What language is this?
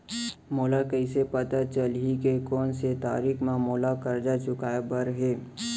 Chhattisgarhi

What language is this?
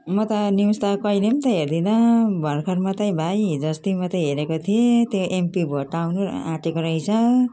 Nepali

